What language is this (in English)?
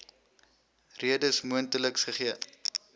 Afrikaans